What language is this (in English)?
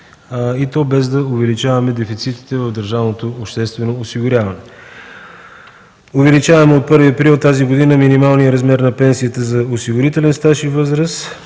Bulgarian